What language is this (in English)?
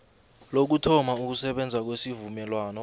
South Ndebele